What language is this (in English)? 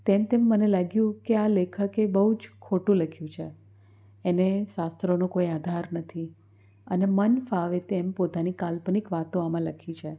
Gujarati